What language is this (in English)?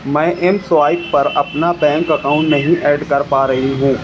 Urdu